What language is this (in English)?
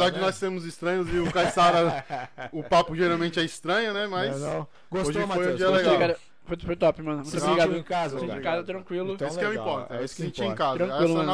Portuguese